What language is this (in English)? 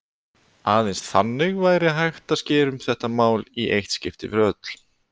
Icelandic